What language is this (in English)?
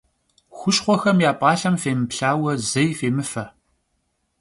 Kabardian